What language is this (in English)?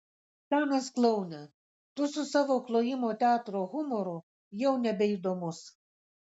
Lithuanian